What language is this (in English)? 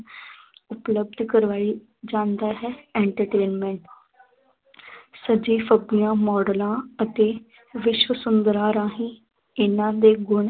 Punjabi